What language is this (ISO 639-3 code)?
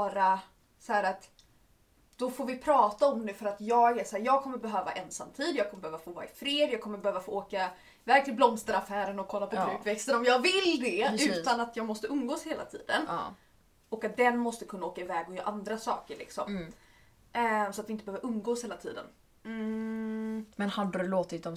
swe